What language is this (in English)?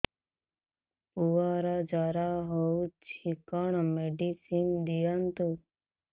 Odia